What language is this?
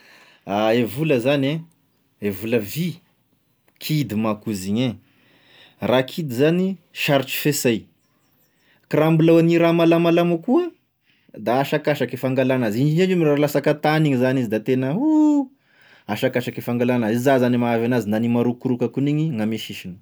Tesaka Malagasy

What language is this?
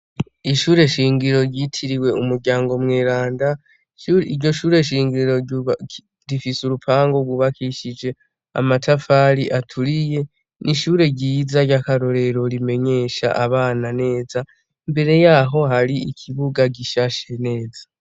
Rundi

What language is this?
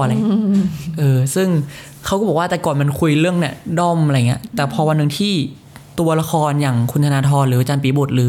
Thai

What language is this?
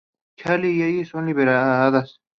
Spanish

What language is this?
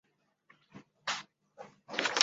Chinese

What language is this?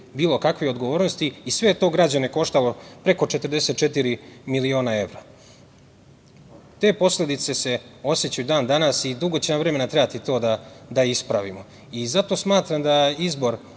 Serbian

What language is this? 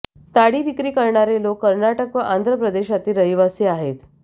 Marathi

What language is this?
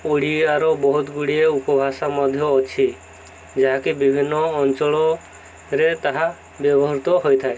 Odia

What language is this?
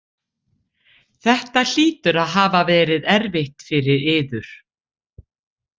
Icelandic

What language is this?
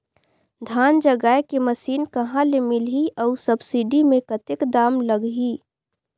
Chhattisgarhi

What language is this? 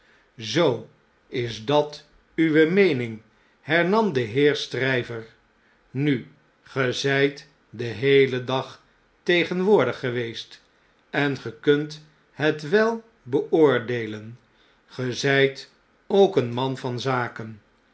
Dutch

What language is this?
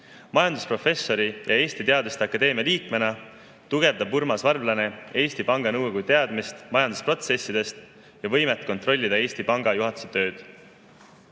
Estonian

